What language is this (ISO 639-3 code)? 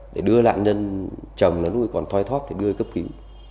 vie